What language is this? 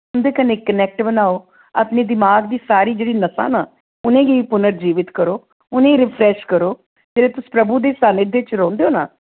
Dogri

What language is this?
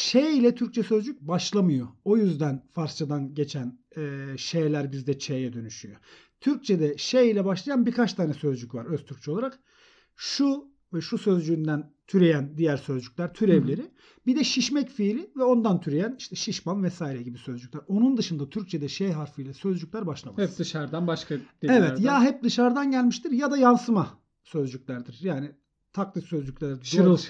Turkish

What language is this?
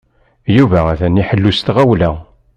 Kabyle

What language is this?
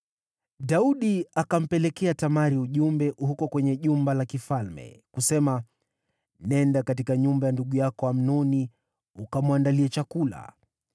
Swahili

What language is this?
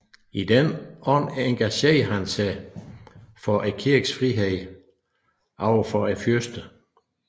Danish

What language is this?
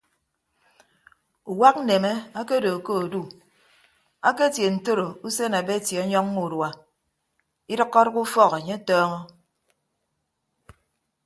Ibibio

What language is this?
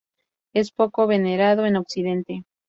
Spanish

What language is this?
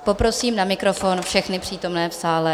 Czech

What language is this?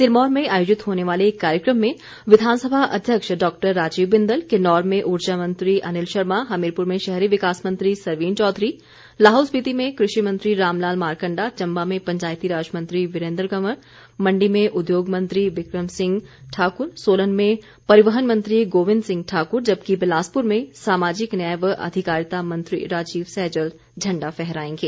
Hindi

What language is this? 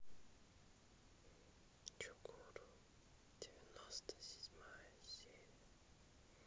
Russian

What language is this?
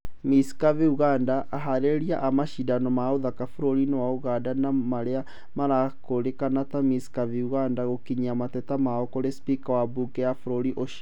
Kikuyu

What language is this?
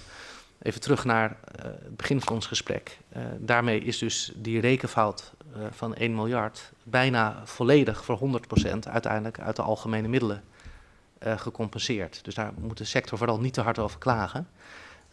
Dutch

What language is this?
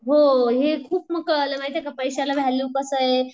Marathi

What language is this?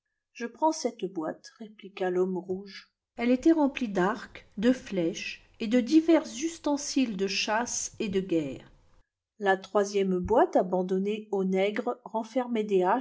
French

